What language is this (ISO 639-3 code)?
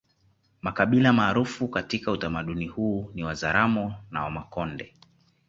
swa